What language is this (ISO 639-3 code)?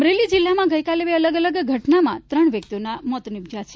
guj